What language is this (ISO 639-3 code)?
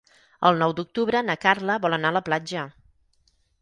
cat